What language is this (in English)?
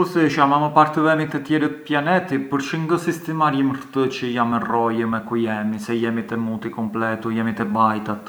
Arbëreshë Albanian